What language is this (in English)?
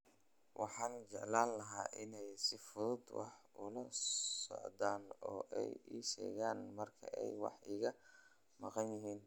Somali